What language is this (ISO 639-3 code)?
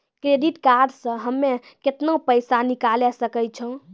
mai